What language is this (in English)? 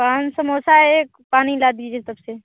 Hindi